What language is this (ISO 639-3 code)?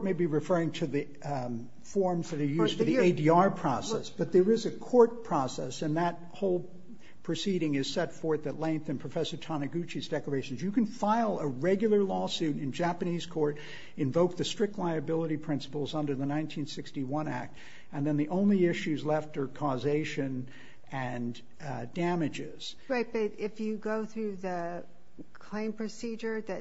eng